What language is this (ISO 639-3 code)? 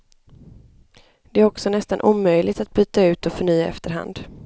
swe